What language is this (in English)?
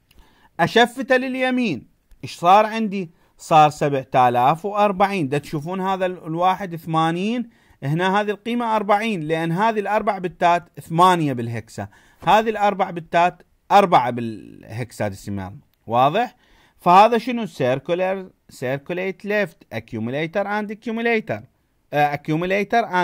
Arabic